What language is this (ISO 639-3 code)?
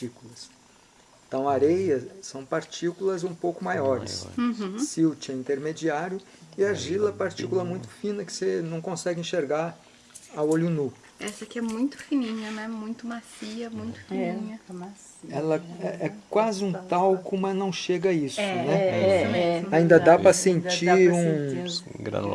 por